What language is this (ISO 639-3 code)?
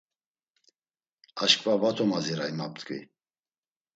lzz